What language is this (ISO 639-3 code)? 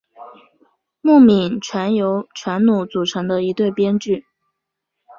zho